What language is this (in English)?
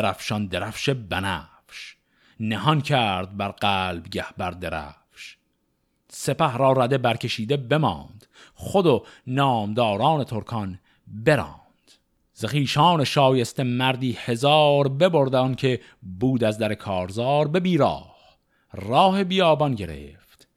Persian